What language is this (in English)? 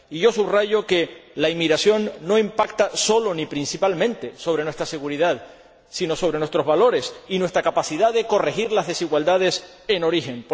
Spanish